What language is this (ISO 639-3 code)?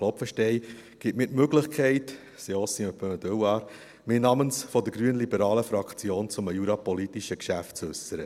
gsw